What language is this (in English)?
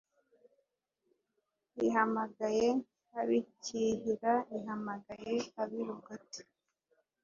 Kinyarwanda